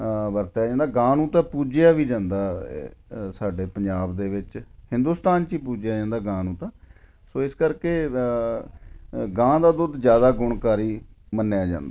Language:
Punjabi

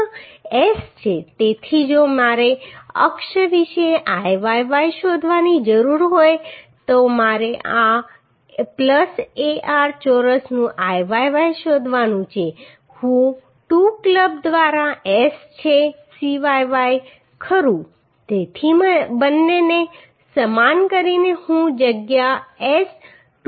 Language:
Gujarati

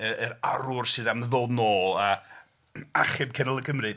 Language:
Welsh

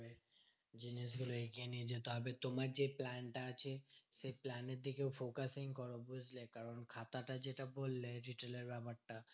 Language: Bangla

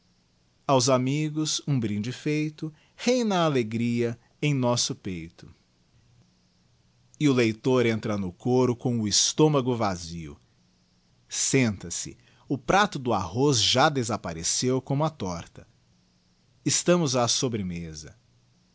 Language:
Portuguese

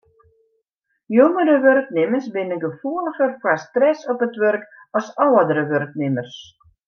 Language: Western Frisian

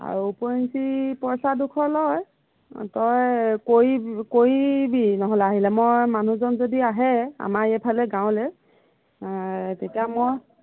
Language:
Assamese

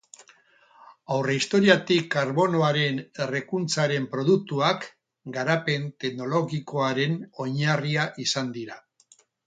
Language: Basque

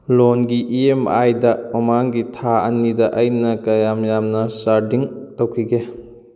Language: Manipuri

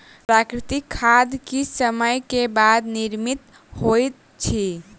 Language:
Maithili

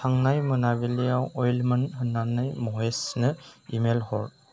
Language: Bodo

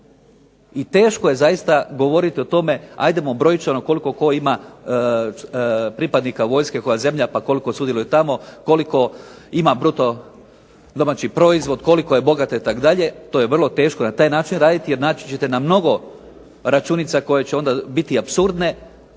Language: Croatian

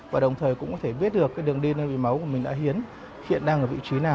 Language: Vietnamese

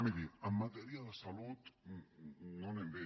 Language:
Catalan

